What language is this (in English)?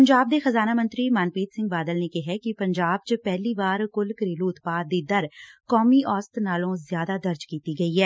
Punjabi